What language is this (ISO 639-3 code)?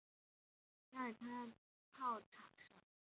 zho